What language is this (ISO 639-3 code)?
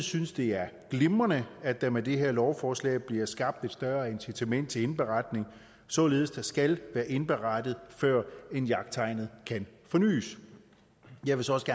dan